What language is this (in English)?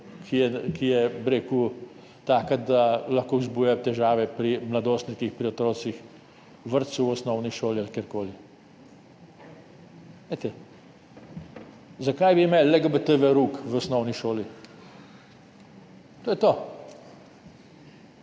Slovenian